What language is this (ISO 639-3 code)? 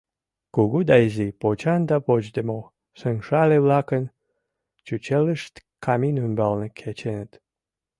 chm